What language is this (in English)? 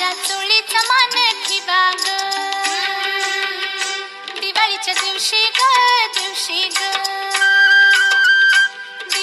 Marathi